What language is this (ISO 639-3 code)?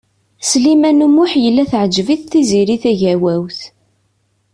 kab